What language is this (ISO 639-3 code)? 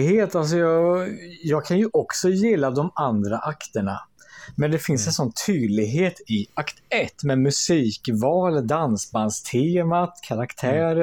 swe